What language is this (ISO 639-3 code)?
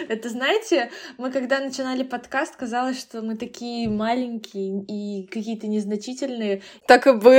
rus